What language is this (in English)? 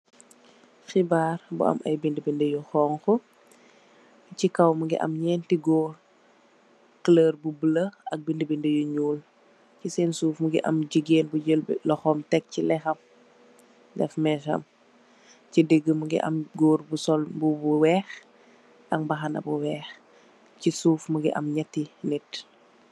Wolof